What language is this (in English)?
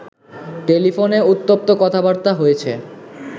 Bangla